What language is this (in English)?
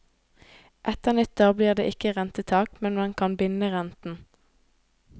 Norwegian